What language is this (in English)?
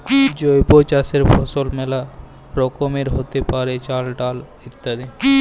Bangla